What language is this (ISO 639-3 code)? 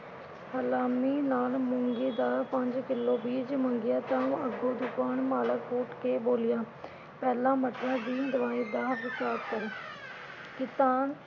pan